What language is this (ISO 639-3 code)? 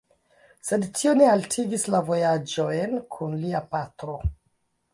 epo